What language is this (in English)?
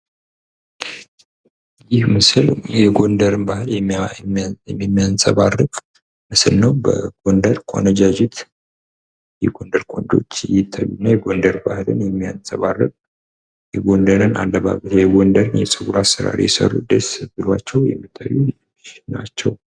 Amharic